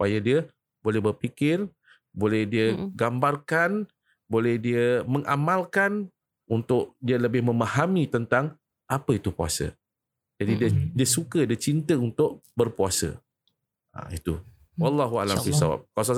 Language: Malay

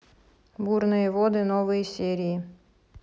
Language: Russian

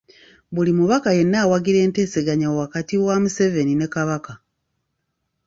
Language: Ganda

